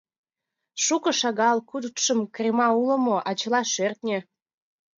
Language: Mari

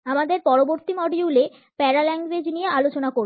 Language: Bangla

